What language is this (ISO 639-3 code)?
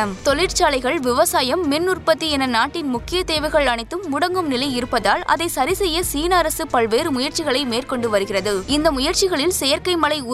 tam